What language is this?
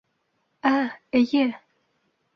Bashkir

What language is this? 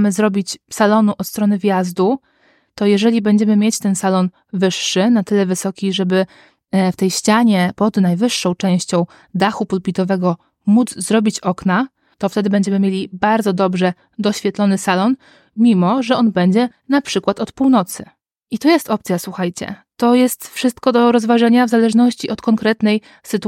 Polish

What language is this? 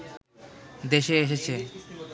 Bangla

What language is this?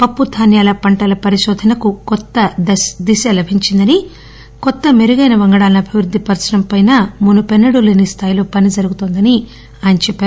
Telugu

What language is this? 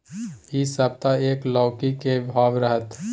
Maithili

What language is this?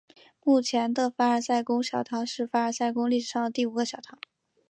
Chinese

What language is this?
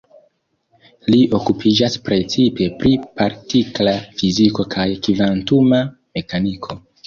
Esperanto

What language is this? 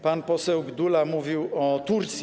Polish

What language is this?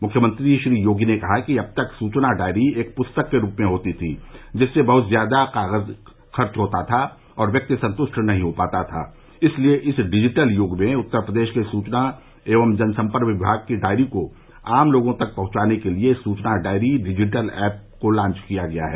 Hindi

